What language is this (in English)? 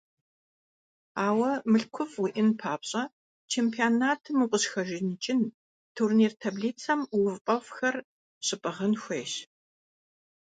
Kabardian